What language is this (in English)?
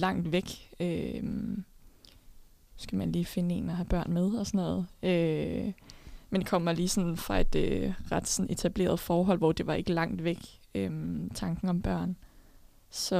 Danish